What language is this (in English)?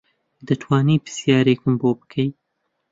Central Kurdish